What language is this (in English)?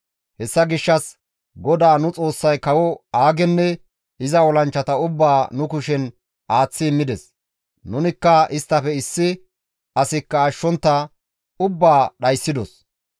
Gamo